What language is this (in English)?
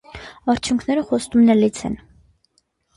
Armenian